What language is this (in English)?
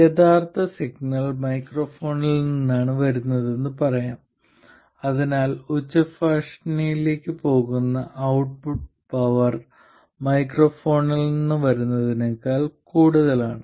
Malayalam